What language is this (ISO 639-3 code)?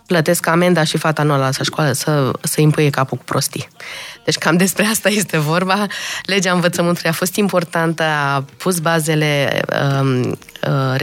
ron